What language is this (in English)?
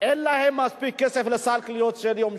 Hebrew